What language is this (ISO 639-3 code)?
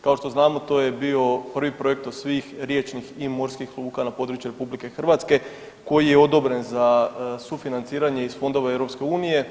hrv